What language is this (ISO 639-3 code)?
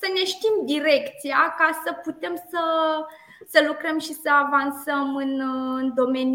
ron